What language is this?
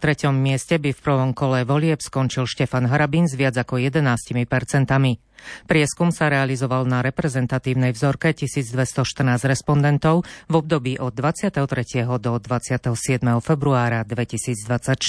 Slovak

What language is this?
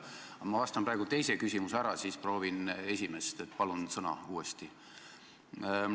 Estonian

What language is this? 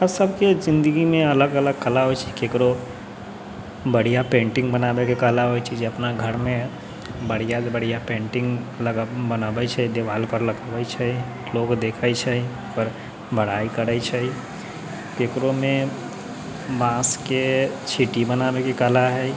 Maithili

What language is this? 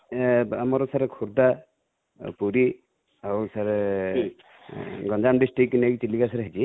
Odia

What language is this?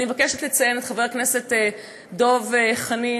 Hebrew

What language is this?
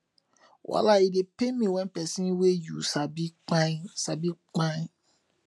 Nigerian Pidgin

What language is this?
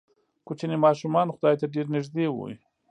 Pashto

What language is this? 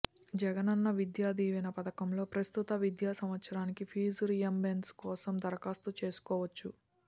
Telugu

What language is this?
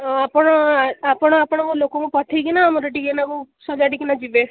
Odia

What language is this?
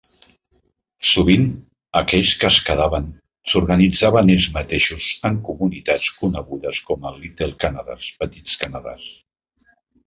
Catalan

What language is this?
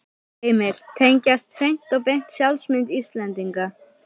Icelandic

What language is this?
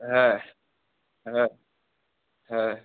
Bangla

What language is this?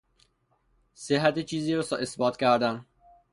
Persian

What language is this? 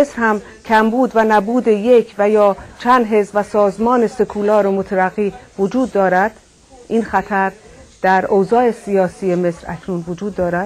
Persian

